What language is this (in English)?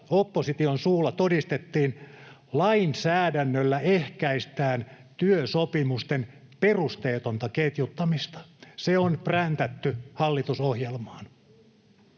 Finnish